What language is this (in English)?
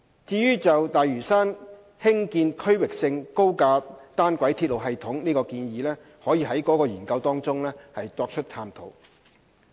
Cantonese